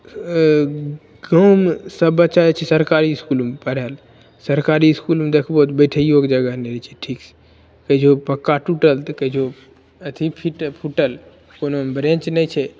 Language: Maithili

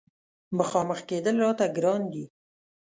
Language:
Pashto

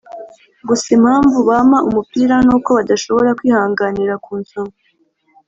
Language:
Kinyarwanda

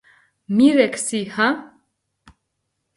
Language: Mingrelian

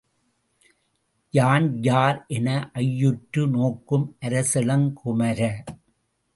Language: Tamil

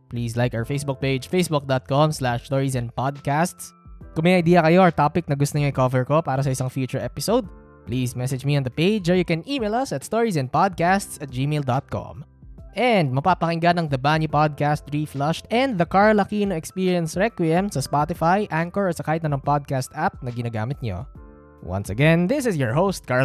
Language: Filipino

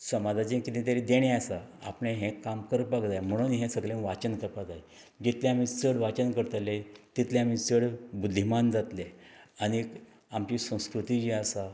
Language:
Konkani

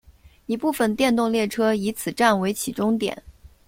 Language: Chinese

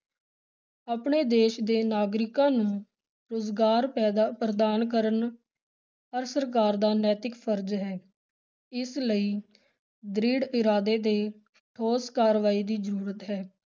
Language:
Punjabi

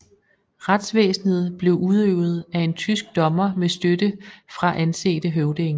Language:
Danish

